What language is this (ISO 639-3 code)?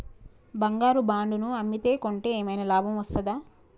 tel